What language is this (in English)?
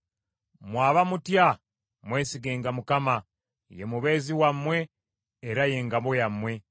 Ganda